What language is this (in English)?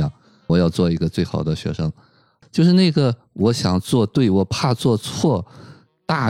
Chinese